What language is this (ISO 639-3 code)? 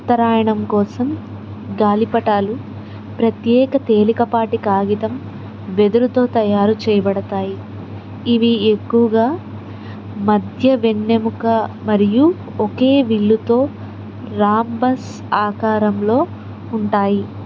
tel